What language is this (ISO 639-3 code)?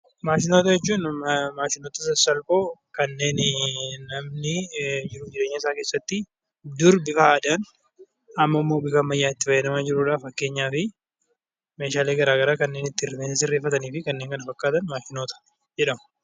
orm